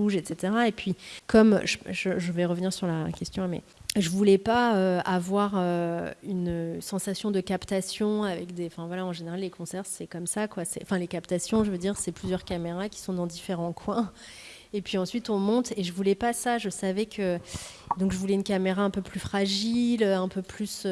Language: French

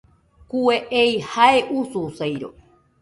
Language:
Nüpode Huitoto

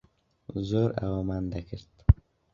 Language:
Central Kurdish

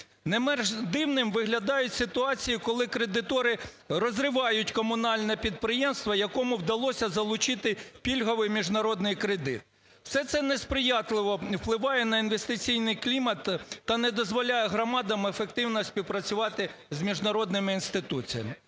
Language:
Ukrainian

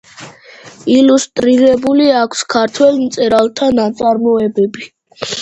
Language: Georgian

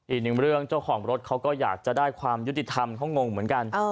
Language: Thai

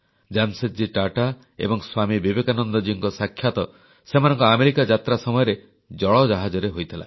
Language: Odia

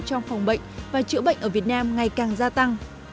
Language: Vietnamese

